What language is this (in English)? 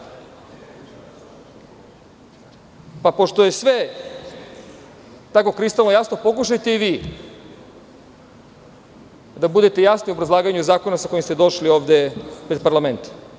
Serbian